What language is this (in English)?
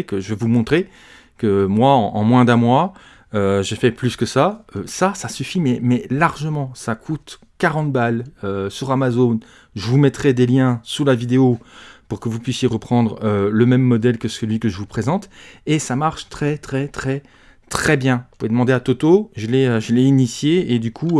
French